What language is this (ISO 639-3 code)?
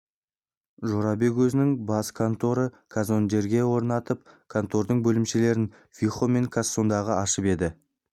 kaz